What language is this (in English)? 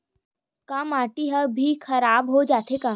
Chhattisgarhi